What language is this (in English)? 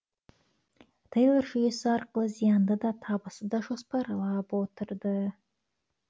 Kazakh